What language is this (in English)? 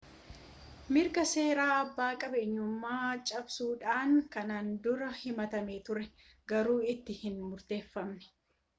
Oromo